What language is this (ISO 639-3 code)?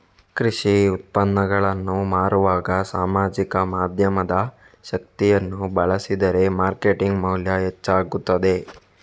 kan